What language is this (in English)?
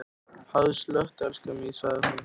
Icelandic